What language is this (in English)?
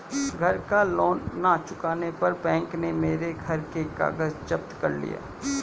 Hindi